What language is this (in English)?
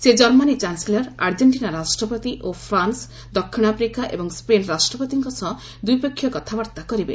Odia